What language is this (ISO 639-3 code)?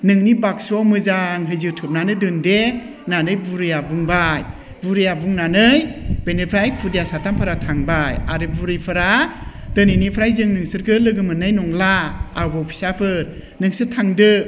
brx